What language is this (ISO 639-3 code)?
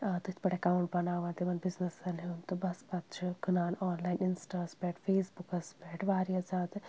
kas